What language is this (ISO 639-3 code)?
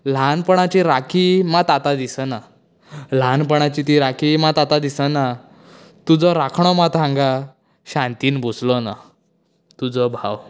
kok